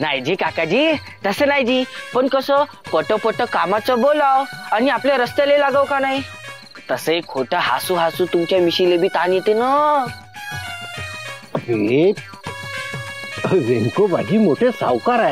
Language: Hindi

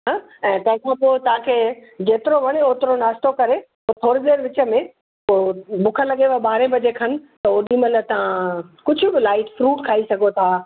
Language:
Sindhi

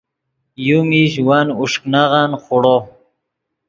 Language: Yidgha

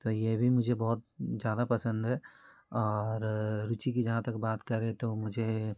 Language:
Hindi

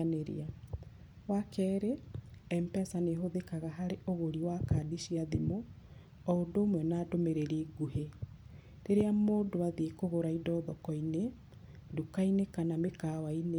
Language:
Kikuyu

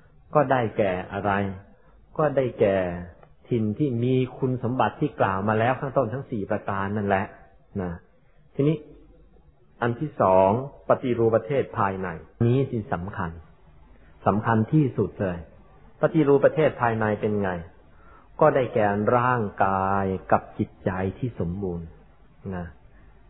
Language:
Thai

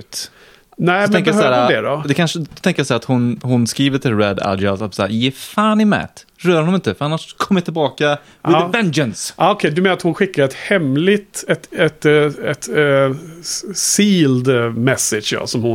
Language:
Swedish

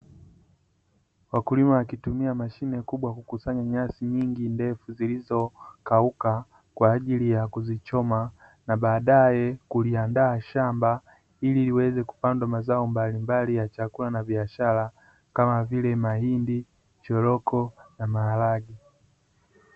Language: Swahili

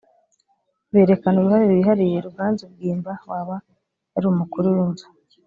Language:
Kinyarwanda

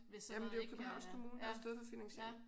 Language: Danish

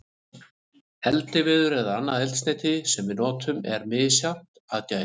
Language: Icelandic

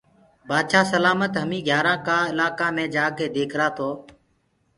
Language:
Gurgula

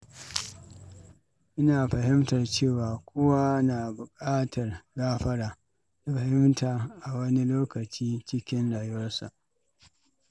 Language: Hausa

